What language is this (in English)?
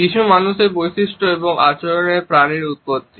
Bangla